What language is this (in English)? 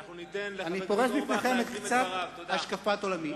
Hebrew